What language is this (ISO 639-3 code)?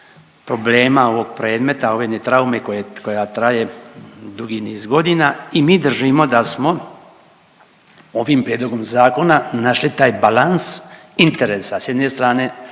hrv